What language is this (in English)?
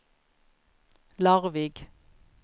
Norwegian